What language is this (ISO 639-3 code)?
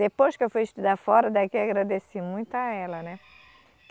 por